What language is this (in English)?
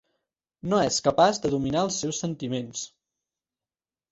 Catalan